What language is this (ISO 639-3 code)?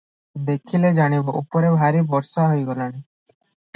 ori